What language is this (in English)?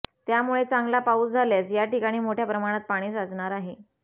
Marathi